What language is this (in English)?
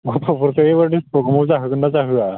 Bodo